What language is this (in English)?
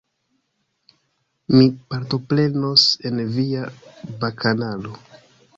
Esperanto